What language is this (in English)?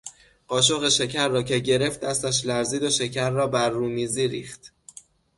Persian